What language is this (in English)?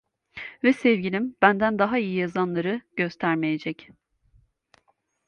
Turkish